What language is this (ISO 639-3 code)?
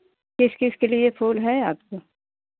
hin